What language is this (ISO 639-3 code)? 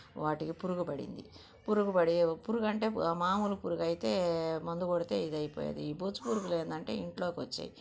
tel